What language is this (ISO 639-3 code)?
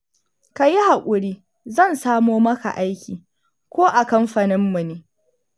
hau